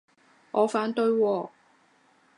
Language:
Cantonese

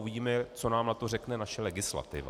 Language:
Czech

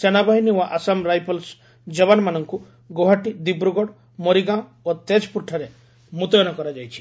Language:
Odia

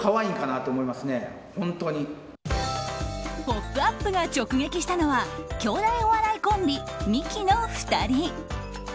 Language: Japanese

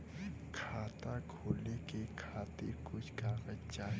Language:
Bhojpuri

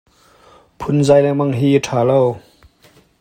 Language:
Hakha Chin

